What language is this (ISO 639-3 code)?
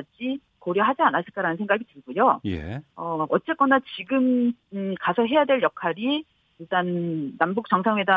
kor